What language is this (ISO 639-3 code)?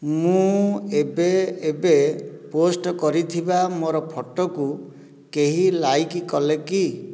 ori